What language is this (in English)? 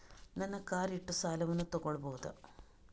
Kannada